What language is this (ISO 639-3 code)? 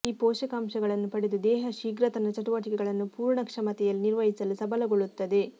kan